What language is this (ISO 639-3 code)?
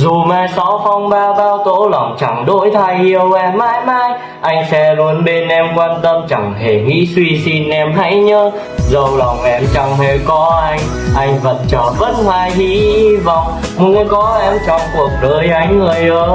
vie